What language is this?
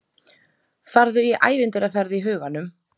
Icelandic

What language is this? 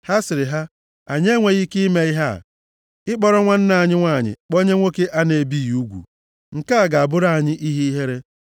Igbo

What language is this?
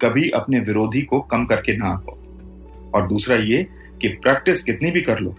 Hindi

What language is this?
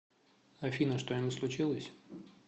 Russian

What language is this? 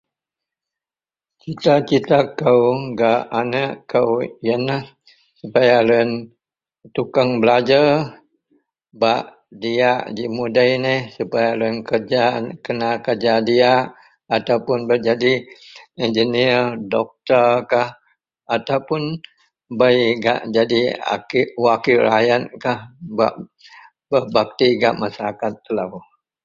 Central Melanau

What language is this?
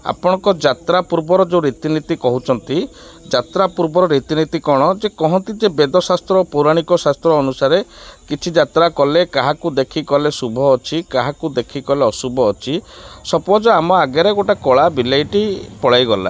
Odia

